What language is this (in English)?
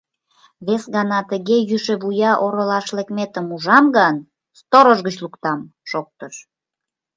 Mari